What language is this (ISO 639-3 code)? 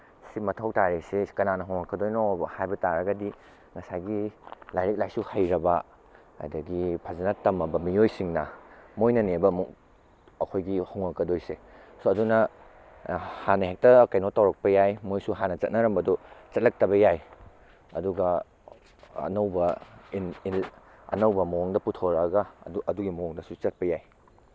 mni